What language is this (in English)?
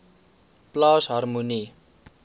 Afrikaans